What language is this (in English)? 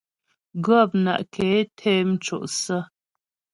Ghomala